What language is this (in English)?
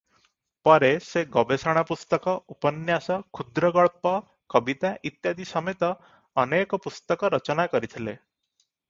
Odia